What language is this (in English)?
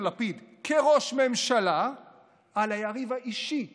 Hebrew